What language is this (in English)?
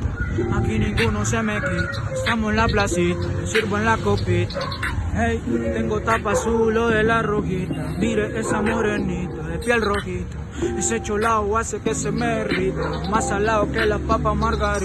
Spanish